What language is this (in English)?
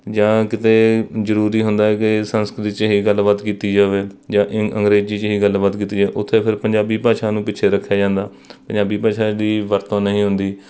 Punjabi